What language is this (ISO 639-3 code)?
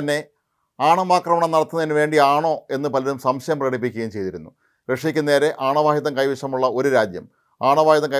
mal